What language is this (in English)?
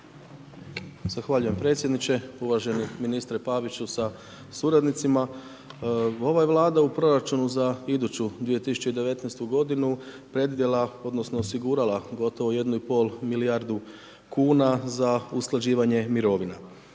Croatian